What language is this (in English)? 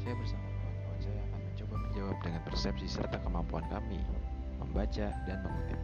Indonesian